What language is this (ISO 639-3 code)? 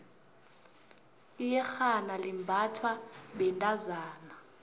nbl